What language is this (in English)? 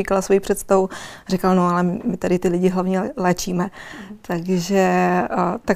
Czech